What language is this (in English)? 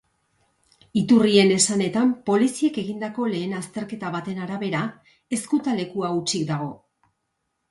Basque